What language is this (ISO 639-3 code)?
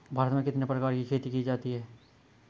hin